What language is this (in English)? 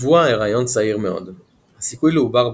Hebrew